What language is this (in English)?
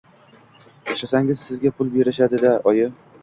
Uzbek